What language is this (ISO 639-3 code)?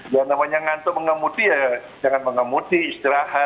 ind